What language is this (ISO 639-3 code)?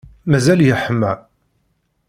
kab